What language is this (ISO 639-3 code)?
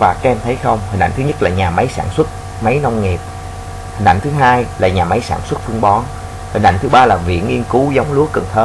vie